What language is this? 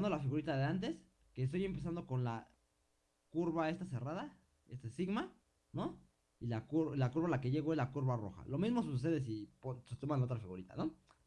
Spanish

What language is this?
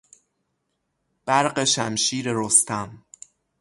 Persian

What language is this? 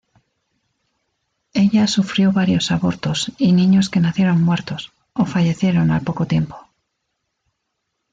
Spanish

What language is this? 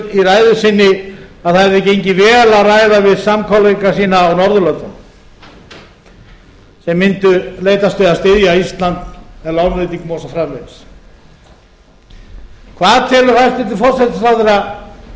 Icelandic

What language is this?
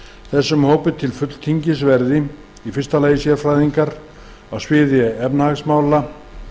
Icelandic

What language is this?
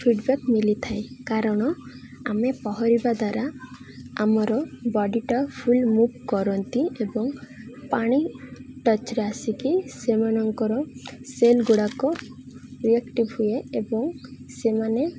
Odia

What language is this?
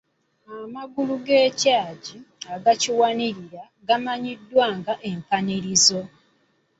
Ganda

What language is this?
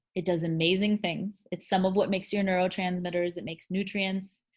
English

